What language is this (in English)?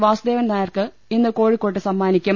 Malayalam